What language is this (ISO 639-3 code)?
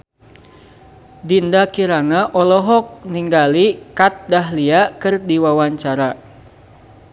sun